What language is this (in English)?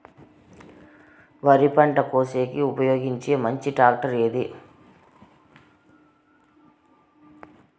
Telugu